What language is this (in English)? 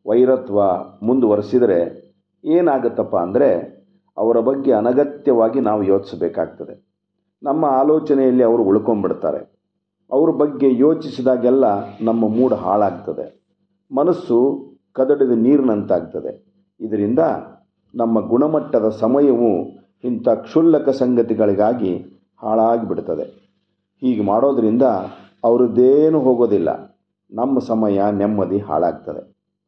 Kannada